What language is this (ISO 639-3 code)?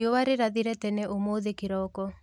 kik